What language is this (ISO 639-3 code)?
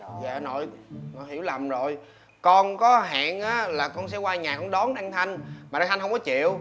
vie